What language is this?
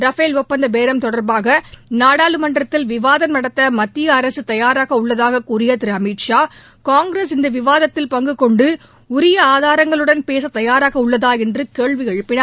Tamil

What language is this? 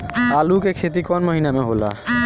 Bhojpuri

